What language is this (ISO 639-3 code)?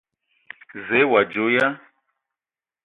ewo